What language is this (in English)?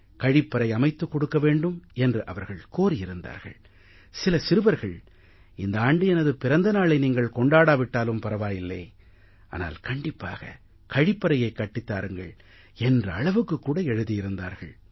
Tamil